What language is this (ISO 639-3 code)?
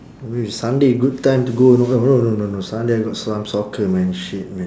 eng